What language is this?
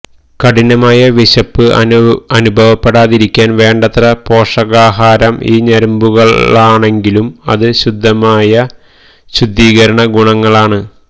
Malayalam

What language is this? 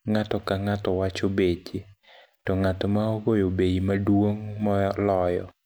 Luo (Kenya and Tanzania)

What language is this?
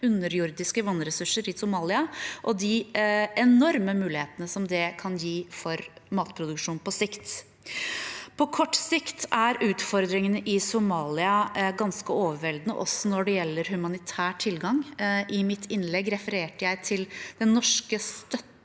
Norwegian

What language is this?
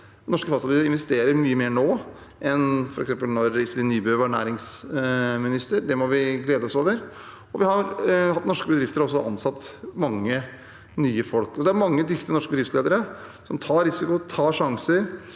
Norwegian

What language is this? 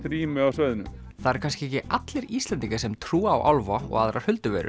Icelandic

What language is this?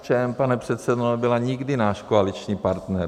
Czech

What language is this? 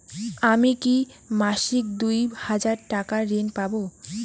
Bangla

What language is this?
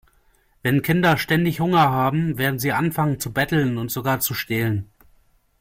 German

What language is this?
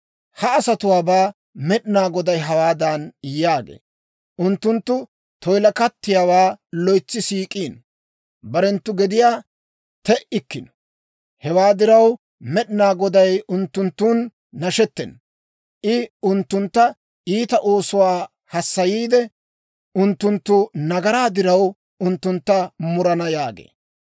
Dawro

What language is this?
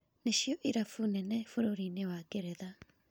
Kikuyu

